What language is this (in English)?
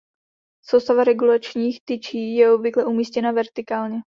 Czech